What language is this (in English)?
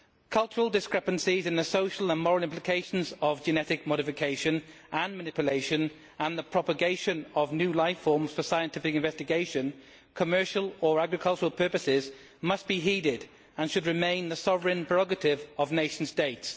English